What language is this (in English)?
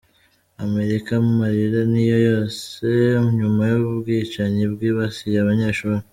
Kinyarwanda